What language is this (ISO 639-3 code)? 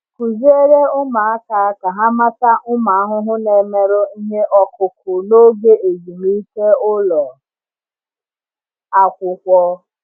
ibo